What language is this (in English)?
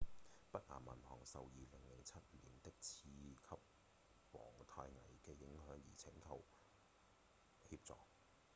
Cantonese